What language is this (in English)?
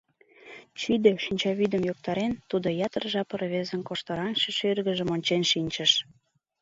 Mari